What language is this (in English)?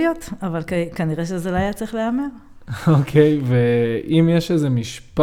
Hebrew